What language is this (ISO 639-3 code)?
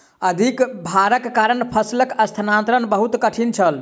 mai